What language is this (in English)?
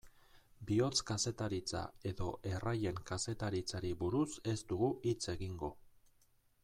Basque